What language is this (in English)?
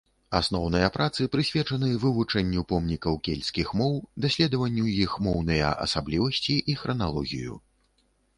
Belarusian